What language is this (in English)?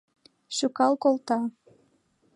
Mari